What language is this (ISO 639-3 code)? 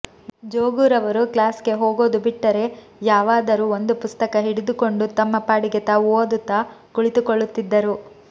kan